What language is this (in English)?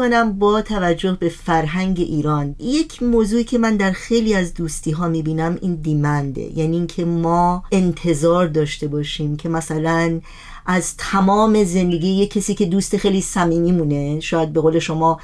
Persian